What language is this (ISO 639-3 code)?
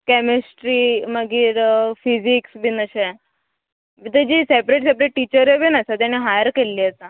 kok